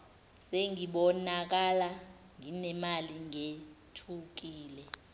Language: Zulu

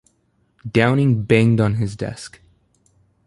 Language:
English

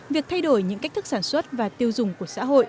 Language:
Vietnamese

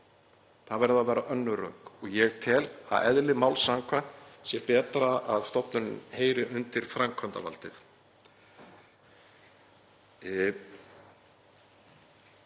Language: Icelandic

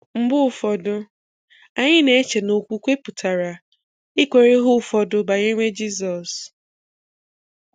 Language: Igbo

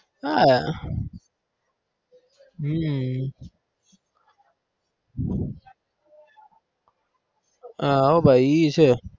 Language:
Gujarati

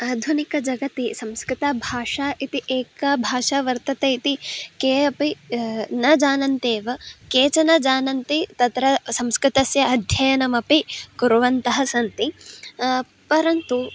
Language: Sanskrit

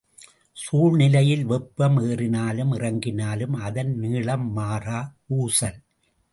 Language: Tamil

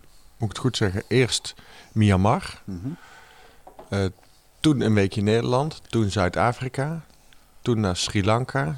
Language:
Dutch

